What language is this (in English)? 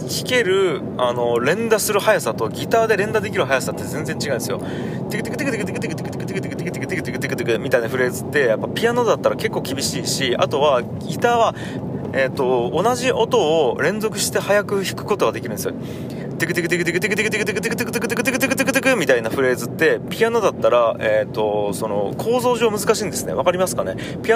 Japanese